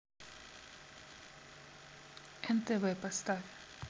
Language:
Russian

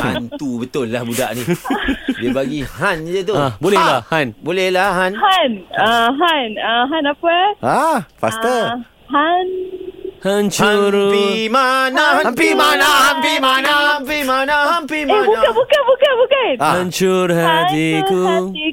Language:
Malay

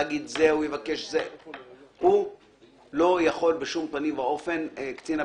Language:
Hebrew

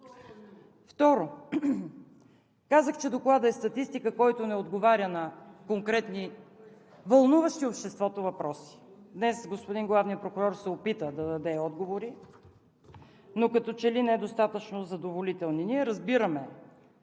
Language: Bulgarian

